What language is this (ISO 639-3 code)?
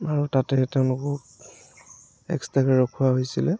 asm